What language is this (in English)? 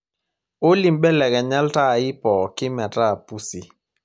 Masai